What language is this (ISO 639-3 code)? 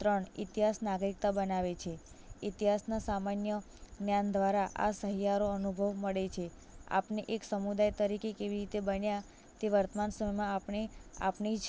guj